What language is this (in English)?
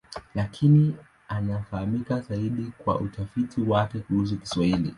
Swahili